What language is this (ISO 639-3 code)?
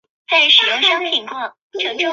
zho